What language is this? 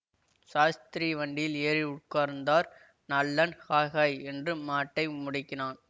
Tamil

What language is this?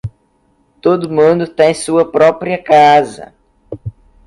Portuguese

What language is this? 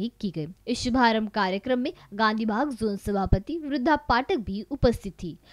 Hindi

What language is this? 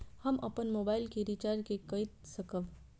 Maithili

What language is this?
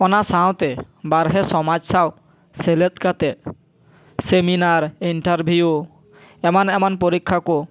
Santali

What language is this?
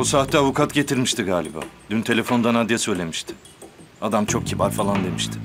Turkish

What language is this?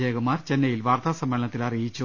Malayalam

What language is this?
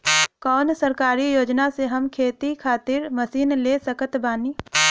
Bhojpuri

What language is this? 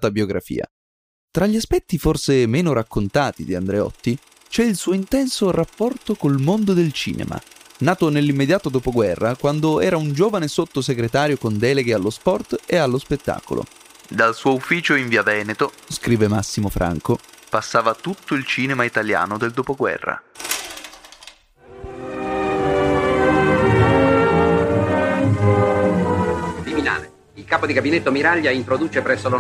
Italian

